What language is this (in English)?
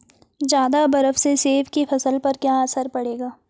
Hindi